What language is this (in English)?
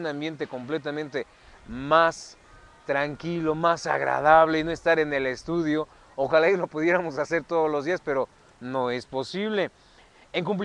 Spanish